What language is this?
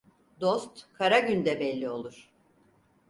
Turkish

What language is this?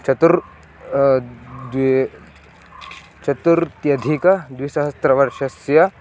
Sanskrit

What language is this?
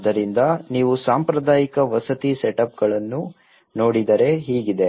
Kannada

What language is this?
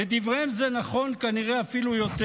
Hebrew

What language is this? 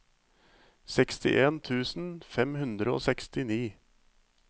Norwegian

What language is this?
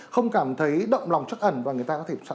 Vietnamese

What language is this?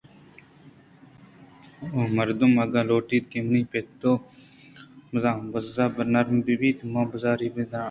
Eastern Balochi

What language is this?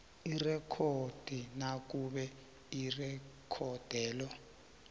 South Ndebele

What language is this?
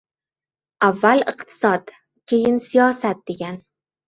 Uzbek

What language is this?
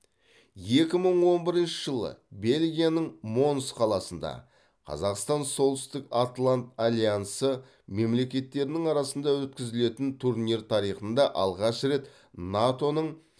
Kazakh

